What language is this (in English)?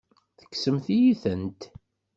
Kabyle